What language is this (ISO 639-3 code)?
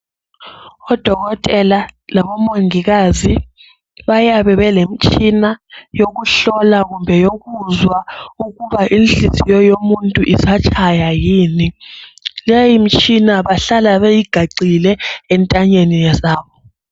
nde